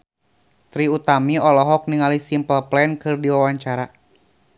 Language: Sundanese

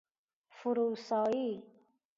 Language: Persian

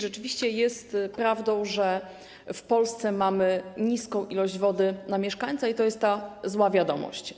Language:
Polish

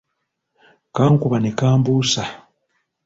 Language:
Ganda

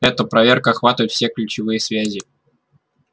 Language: Russian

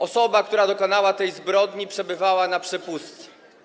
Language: Polish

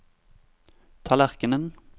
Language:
Norwegian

